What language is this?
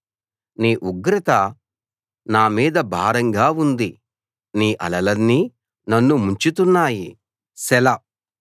Telugu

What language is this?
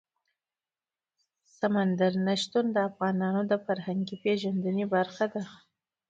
Pashto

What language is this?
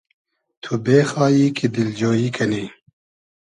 Hazaragi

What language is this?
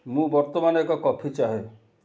Odia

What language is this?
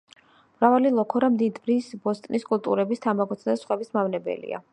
Georgian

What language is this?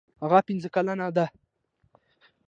Pashto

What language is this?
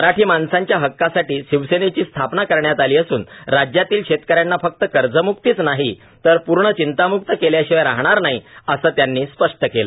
Marathi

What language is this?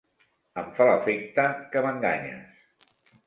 Catalan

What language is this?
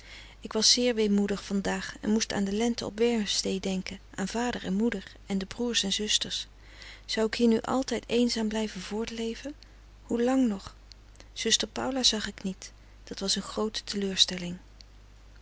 Dutch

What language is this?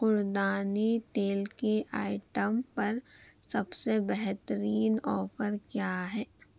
Urdu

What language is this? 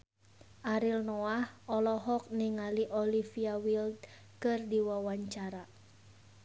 Sundanese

